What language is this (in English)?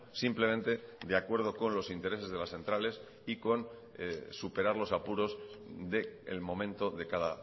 Spanish